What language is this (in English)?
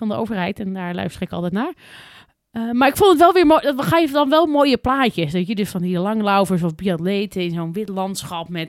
Dutch